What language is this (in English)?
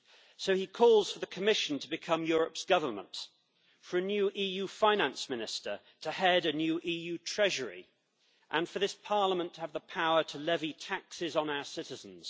English